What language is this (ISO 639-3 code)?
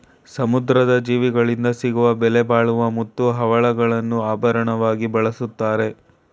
kan